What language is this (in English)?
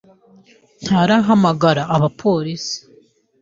Kinyarwanda